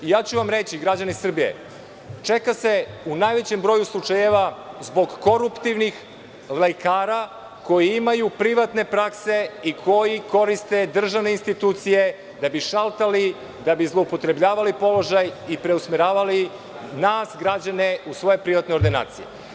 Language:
Serbian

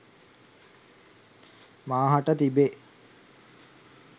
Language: Sinhala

